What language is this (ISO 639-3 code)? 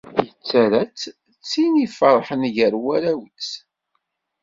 kab